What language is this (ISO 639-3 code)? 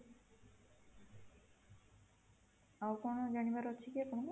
ori